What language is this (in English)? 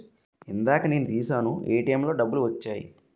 Telugu